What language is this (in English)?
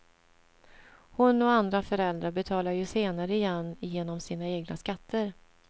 Swedish